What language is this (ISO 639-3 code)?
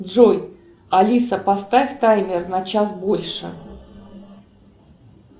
rus